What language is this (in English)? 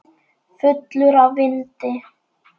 Icelandic